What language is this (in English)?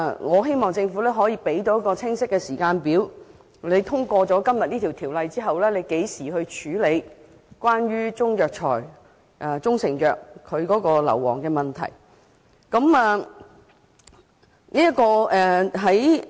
Cantonese